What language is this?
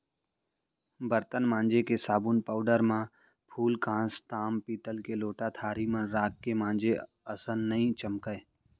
Chhattisgarhi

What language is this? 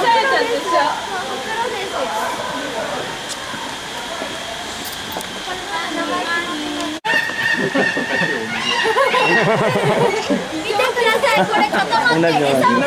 Japanese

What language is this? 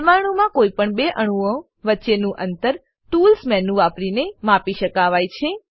Gujarati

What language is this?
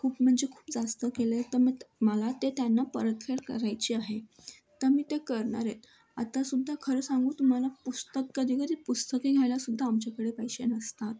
Marathi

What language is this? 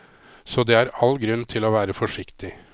Norwegian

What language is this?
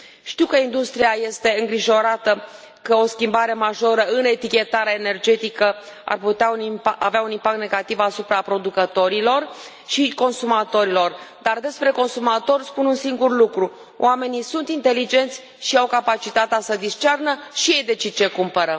Romanian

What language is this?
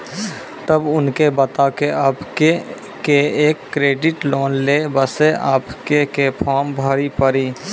Maithili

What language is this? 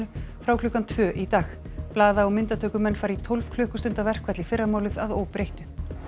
Icelandic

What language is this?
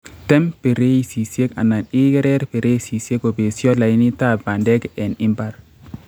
Kalenjin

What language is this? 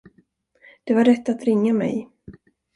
Swedish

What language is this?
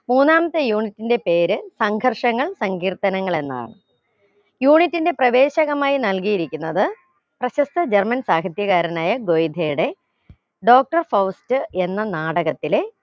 Malayalam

